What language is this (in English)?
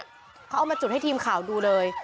Thai